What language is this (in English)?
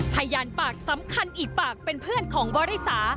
Thai